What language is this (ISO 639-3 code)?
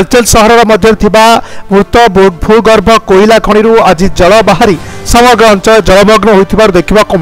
hin